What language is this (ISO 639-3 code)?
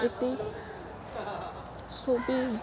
asm